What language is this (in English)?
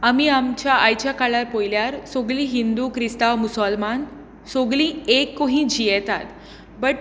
Konkani